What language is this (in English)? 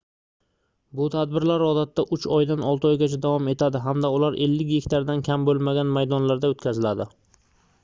Uzbek